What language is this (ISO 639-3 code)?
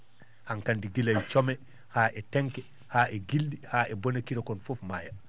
ful